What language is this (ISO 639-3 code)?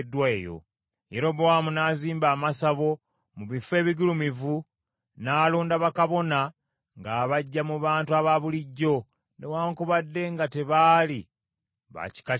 lug